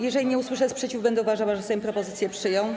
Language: Polish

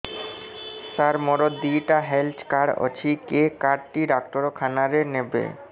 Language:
Odia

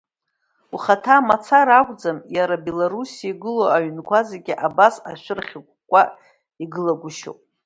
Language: Abkhazian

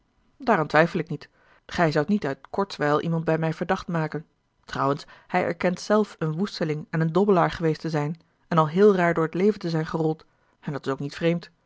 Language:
Dutch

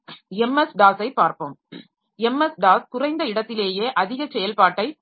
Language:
Tamil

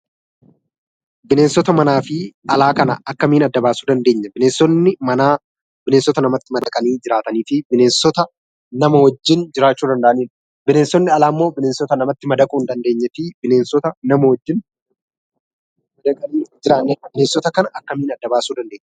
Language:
Oromo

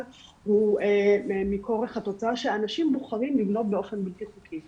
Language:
Hebrew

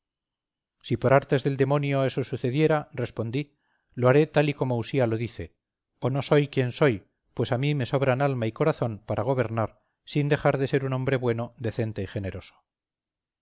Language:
Spanish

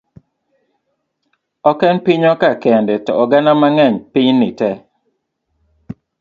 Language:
Luo (Kenya and Tanzania)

